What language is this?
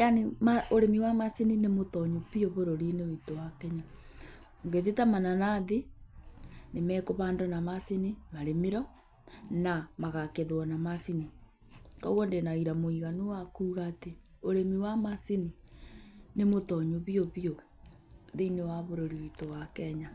Kikuyu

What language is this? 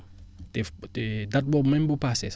Wolof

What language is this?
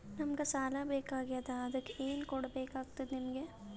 Kannada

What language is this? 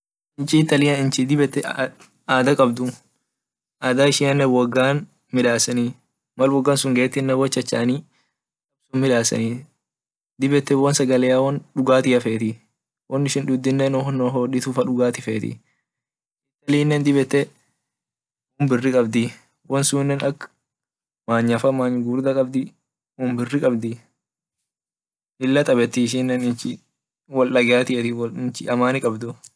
Orma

